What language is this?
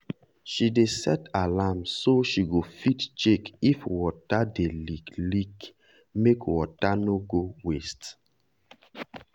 Nigerian Pidgin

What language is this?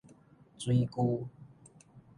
Min Nan Chinese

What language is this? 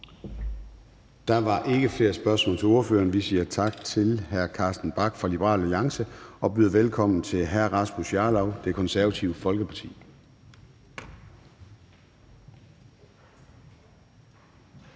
Danish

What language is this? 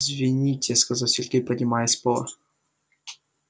Russian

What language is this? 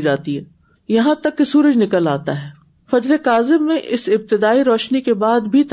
Urdu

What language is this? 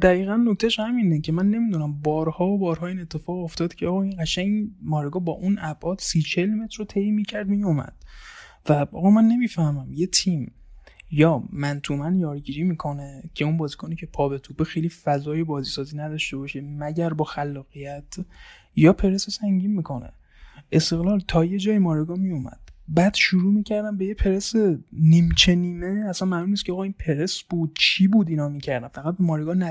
Persian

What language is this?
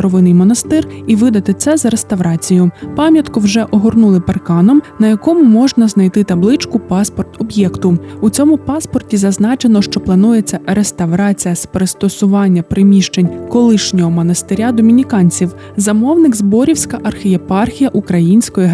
Ukrainian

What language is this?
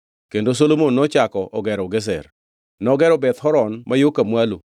Luo (Kenya and Tanzania)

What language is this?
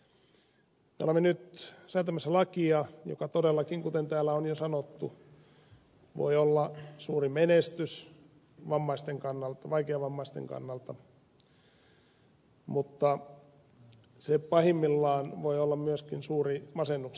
Finnish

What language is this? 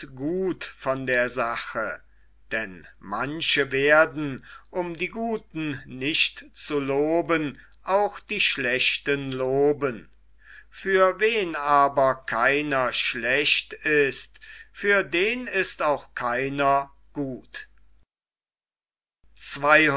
German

